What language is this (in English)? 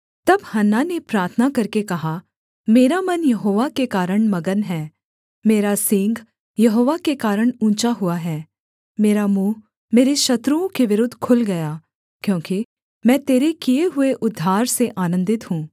Hindi